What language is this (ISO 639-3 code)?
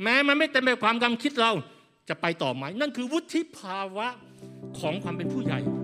tha